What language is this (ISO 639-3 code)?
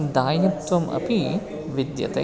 san